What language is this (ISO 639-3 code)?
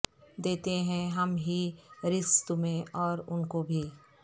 urd